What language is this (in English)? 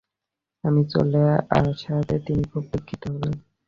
Bangla